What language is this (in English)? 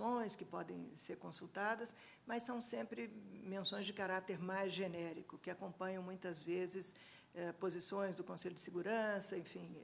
Portuguese